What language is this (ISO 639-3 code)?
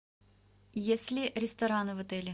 rus